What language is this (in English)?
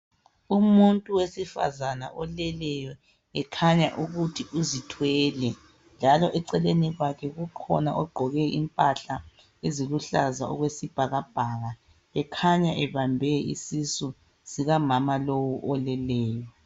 North Ndebele